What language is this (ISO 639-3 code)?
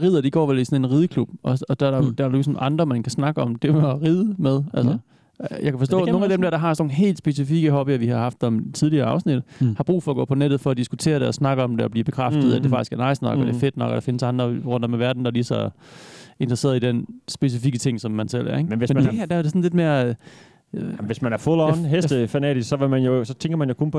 dan